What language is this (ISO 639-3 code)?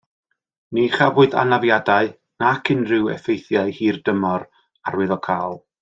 cym